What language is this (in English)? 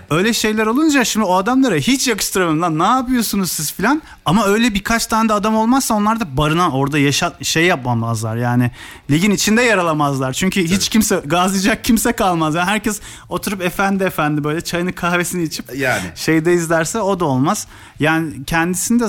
Turkish